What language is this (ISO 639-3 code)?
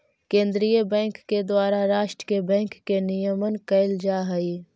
mag